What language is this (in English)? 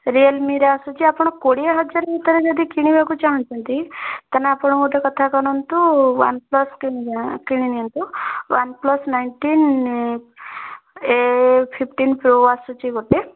Odia